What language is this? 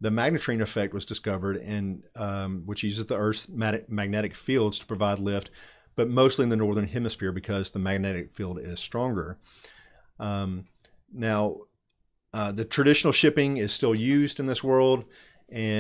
English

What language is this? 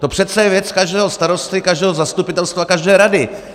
Czech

